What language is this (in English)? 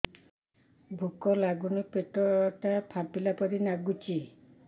Odia